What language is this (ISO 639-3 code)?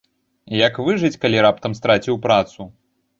bel